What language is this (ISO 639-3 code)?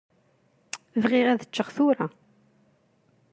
kab